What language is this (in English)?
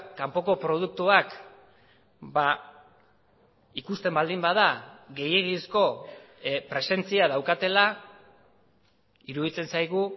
Basque